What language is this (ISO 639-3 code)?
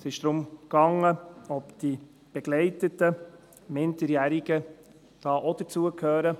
gsw